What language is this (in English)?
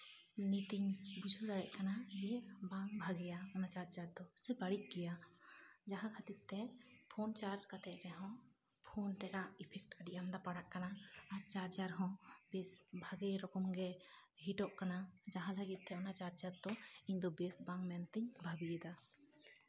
Santali